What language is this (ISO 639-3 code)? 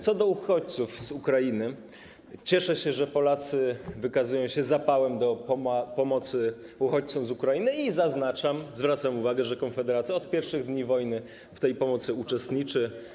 pol